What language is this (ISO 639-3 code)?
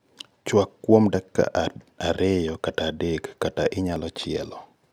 luo